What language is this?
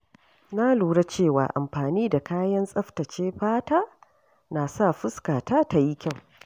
Hausa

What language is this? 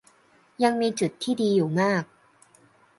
Thai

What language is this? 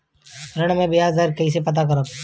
Bhojpuri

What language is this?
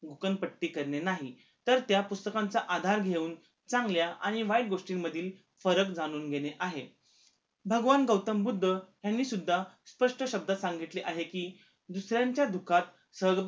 Marathi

